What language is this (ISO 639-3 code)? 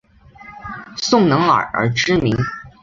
zho